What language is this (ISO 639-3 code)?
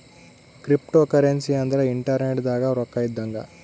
kan